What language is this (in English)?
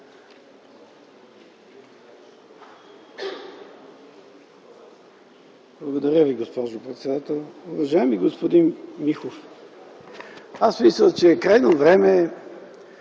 Bulgarian